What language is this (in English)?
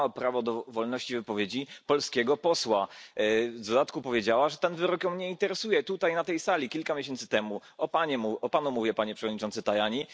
Polish